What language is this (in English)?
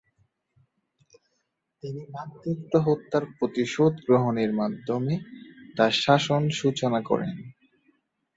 Bangla